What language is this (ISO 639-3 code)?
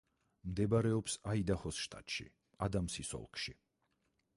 kat